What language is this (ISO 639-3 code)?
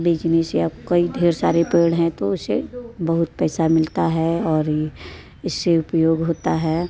hin